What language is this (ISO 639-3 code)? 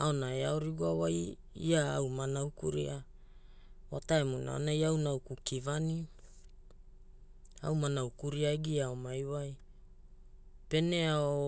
hul